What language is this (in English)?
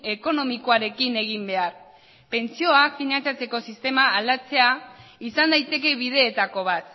Basque